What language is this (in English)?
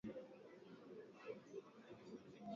Swahili